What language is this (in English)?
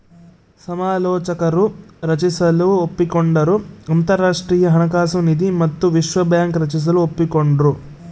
Kannada